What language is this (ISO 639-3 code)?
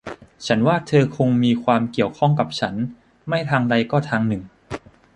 tha